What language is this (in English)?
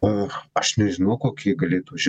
Lithuanian